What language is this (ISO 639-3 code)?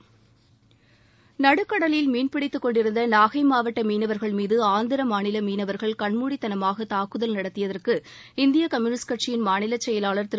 tam